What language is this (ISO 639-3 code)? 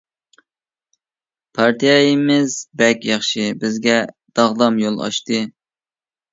uig